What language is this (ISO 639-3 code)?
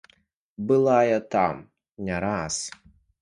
bel